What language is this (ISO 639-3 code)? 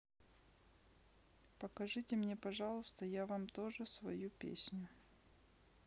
rus